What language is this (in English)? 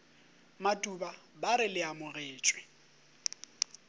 Northern Sotho